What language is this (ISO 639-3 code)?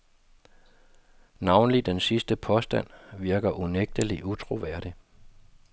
dan